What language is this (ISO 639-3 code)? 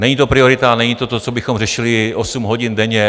ces